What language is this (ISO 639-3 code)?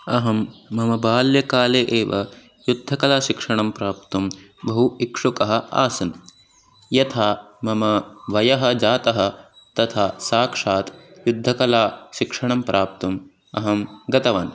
san